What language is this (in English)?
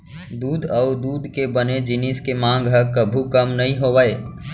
Chhattisgarhi